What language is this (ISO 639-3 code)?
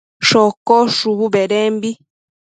mcf